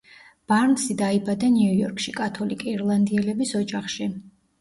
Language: Georgian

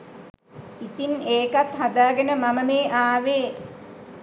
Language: Sinhala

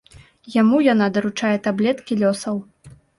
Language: Belarusian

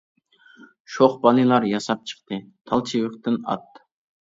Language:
Uyghur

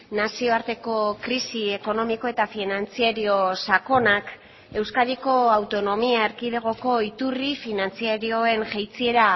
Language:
Basque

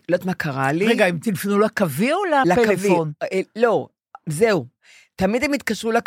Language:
Hebrew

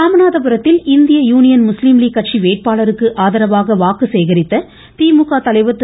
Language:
Tamil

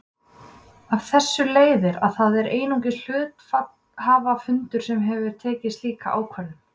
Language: Icelandic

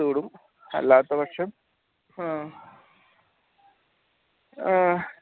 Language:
Malayalam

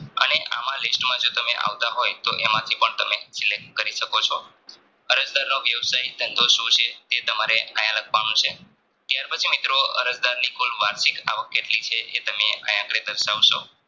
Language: Gujarati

